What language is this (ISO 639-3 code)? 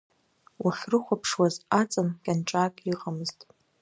abk